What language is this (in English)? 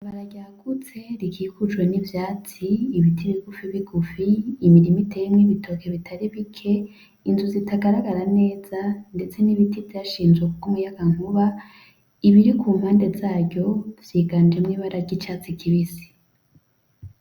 Rundi